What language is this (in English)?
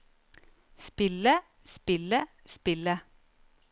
Norwegian